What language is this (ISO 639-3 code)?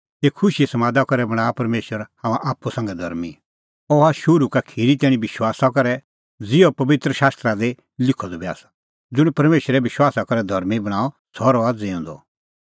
kfx